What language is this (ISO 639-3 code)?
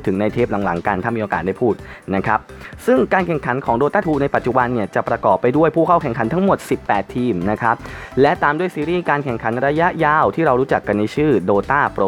tha